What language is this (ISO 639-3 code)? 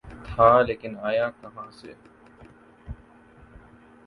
urd